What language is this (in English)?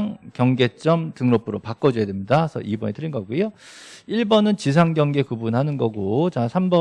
Korean